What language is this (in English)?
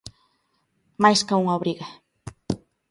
Galician